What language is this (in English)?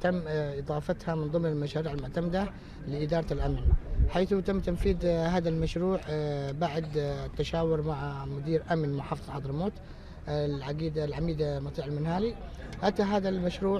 Arabic